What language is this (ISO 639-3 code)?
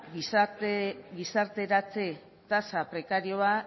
eus